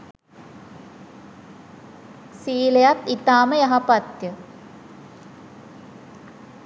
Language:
Sinhala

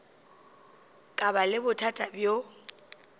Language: Northern Sotho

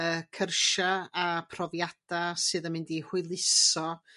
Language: Welsh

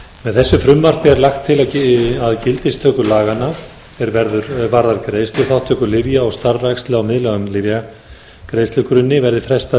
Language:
Icelandic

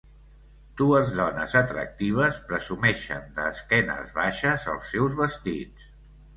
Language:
Catalan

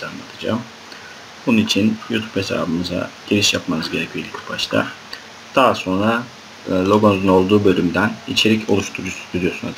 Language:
Turkish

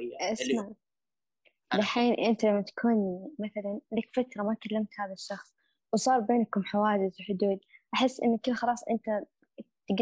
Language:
Arabic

